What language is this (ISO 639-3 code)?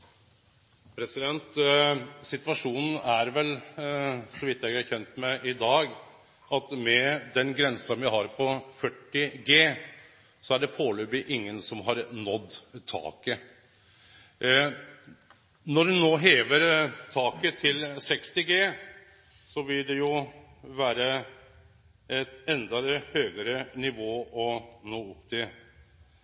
nor